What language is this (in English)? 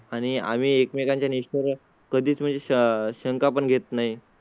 Marathi